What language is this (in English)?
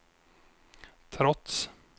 Swedish